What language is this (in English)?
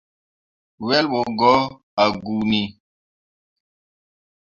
Mundang